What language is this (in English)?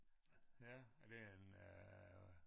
Danish